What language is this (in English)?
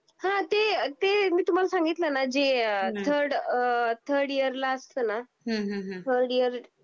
Marathi